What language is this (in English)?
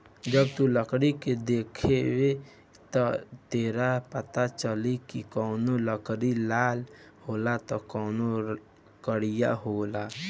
Bhojpuri